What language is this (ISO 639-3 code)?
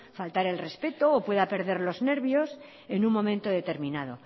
spa